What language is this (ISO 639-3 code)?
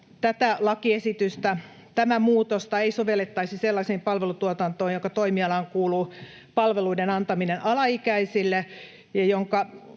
fin